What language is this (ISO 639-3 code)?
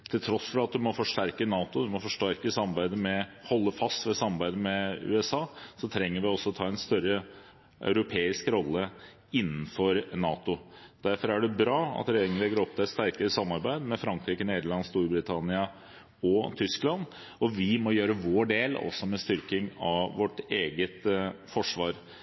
nob